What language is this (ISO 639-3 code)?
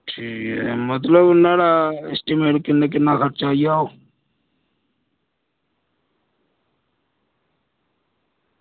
doi